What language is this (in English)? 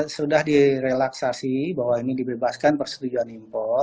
Indonesian